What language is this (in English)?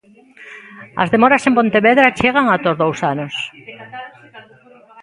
Galician